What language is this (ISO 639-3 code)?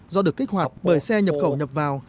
vie